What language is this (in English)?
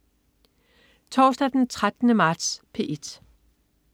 Danish